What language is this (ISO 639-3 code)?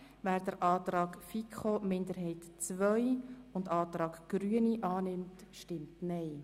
gsw